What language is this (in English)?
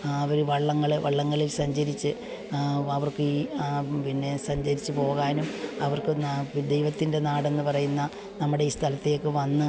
Malayalam